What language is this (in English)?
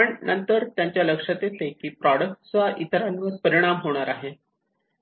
Marathi